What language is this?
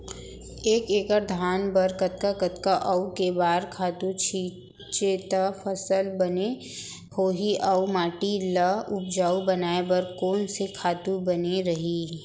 Chhattisgarhi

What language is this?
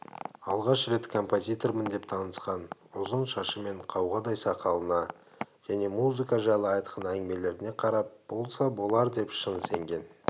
Kazakh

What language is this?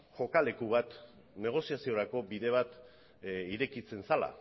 Basque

